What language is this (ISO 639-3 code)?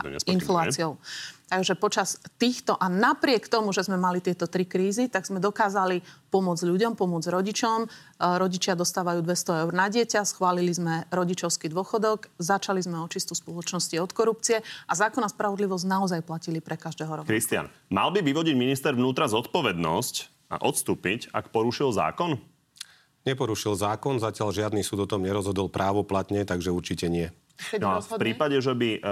slk